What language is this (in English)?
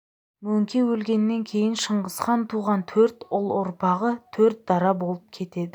Kazakh